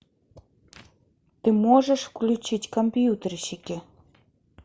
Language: Russian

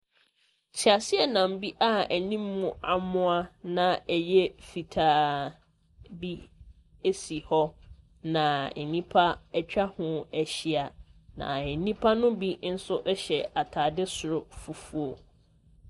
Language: Akan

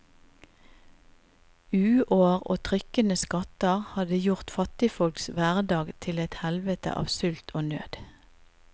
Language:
Norwegian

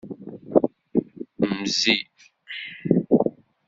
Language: Kabyle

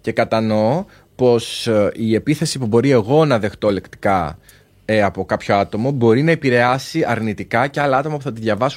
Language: Greek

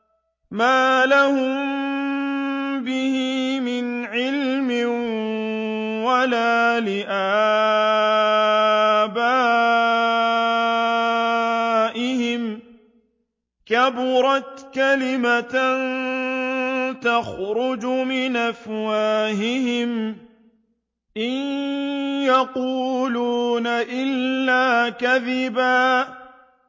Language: Arabic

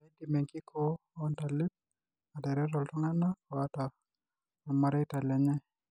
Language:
Masai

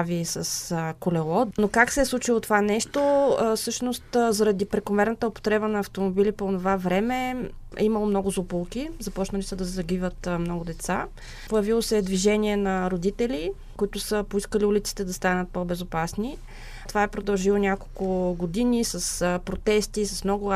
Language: Bulgarian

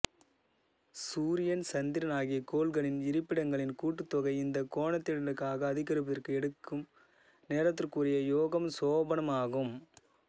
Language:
Tamil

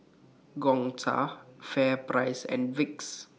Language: English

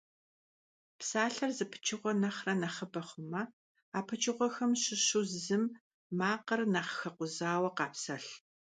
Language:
Kabardian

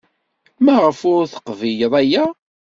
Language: Kabyle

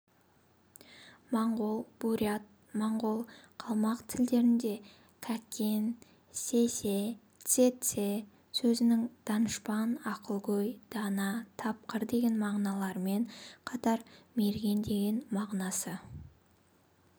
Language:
Kazakh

